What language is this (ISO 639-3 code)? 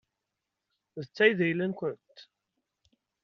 kab